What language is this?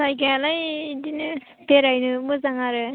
Bodo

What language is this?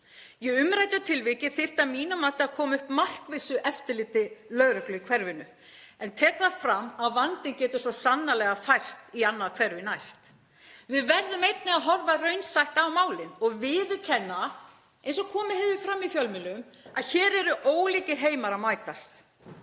Icelandic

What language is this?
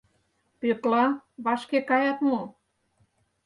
Mari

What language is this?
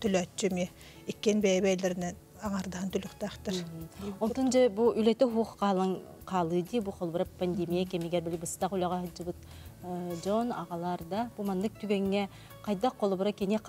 Turkish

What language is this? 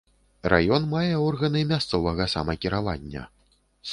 Belarusian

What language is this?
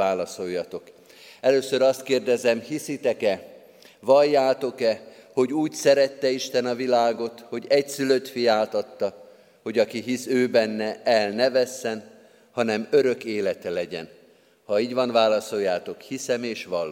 Hungarian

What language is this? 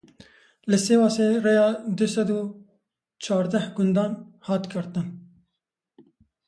Kurdish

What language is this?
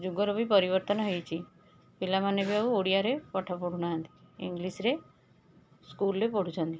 Odia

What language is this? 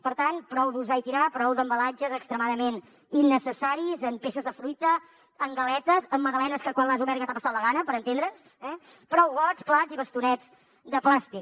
Catalan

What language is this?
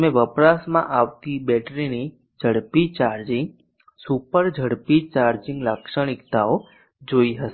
Gujarati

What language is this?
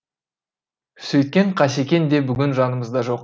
Kazakh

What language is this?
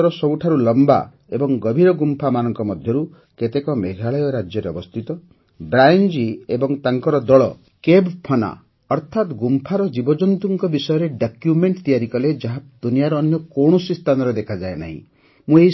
Odia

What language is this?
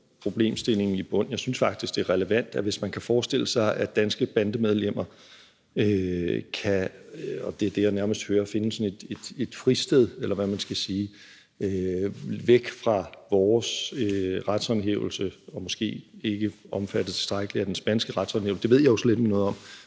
Danish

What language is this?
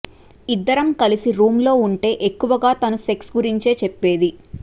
Telugu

